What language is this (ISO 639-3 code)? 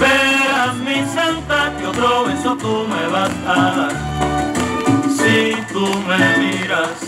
ron